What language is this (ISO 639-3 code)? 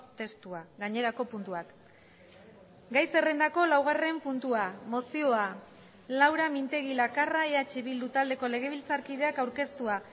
eus